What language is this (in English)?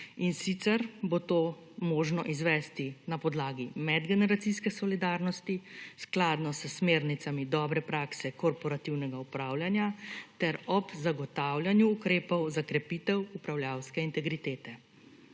Slovenian